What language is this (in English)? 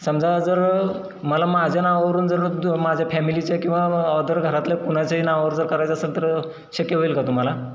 Marathi